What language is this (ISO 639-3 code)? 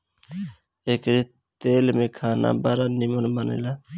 bho